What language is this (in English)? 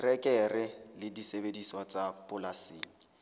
Southern Sotho